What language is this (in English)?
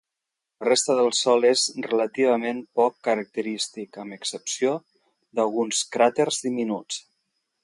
Catalan